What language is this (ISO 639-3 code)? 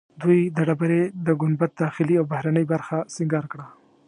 pus